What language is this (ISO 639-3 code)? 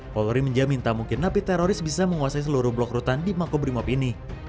ind